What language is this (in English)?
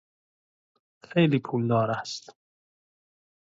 Persian